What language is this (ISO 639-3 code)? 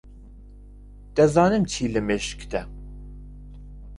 ckb